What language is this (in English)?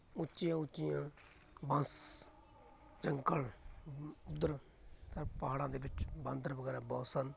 Punjabi